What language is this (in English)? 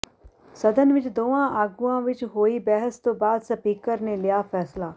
Punjabi